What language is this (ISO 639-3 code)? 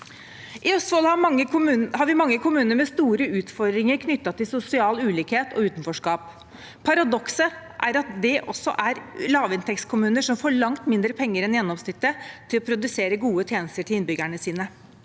nor